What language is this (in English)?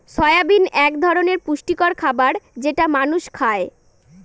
Bangla